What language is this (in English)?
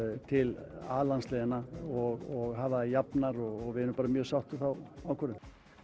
Icelandic